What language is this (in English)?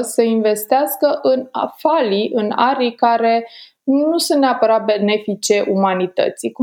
Romanian